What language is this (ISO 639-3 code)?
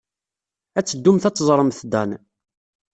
kab